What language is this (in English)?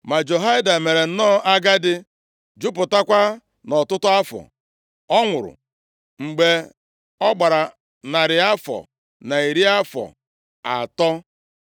Igbo